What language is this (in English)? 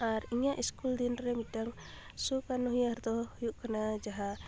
Santali